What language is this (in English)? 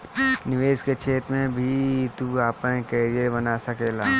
Bhojpuri